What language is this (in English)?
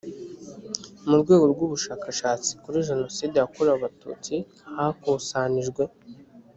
Kinyarwanda